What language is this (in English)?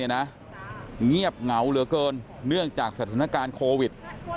Thai